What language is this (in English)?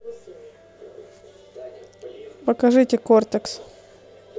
Russian